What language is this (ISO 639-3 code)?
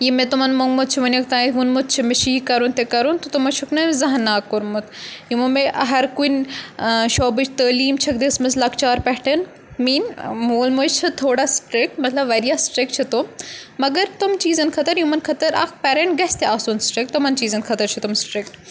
kas